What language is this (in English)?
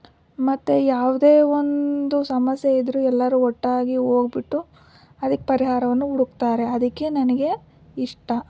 Kannada